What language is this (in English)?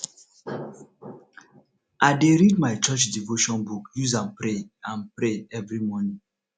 Nigerian Pidgin